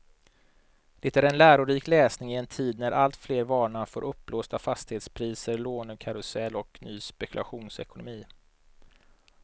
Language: Swedish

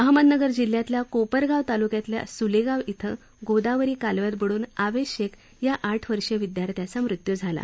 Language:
Marathi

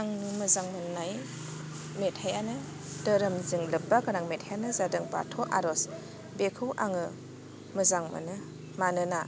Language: Bodo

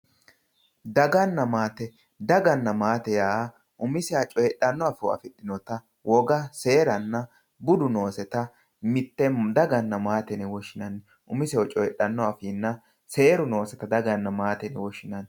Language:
Sidamo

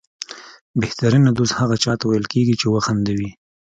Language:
Pashto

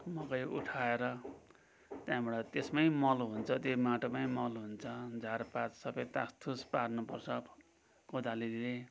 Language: Nepali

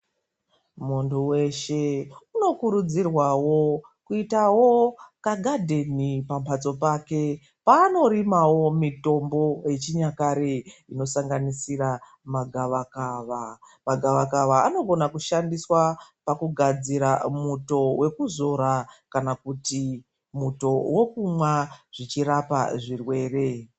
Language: Ndau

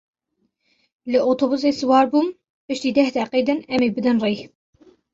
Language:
Kurdish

